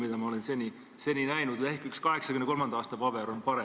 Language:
Estonian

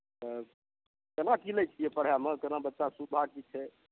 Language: Maithili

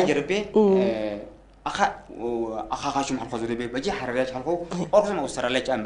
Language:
Arabic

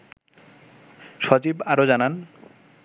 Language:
Bangla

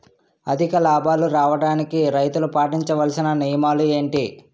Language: Telugu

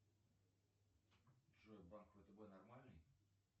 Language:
Russian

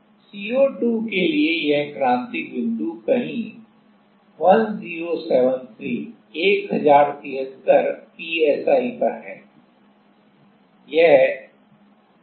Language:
Hindi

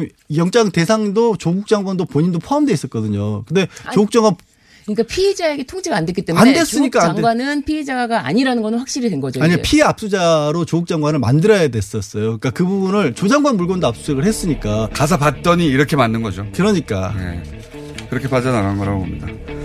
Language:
Korean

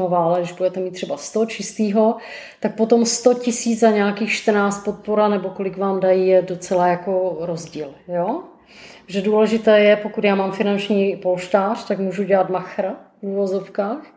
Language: Czech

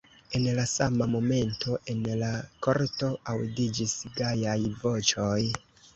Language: Esperanto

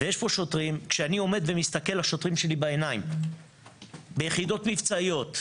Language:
Hebrew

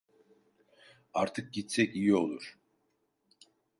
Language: Turkish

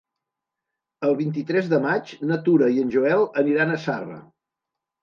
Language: Catalan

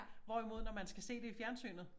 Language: Danish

